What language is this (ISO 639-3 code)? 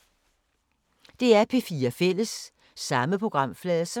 dan